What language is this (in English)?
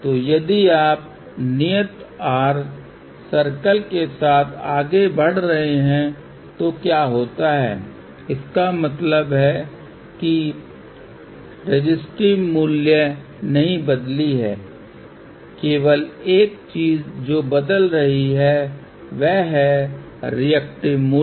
Hindi